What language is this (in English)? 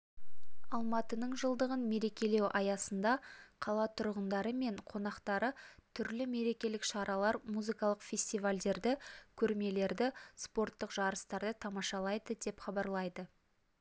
Kazakh